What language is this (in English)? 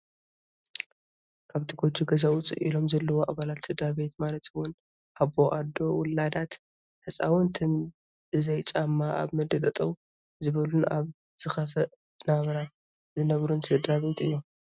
Tigrinya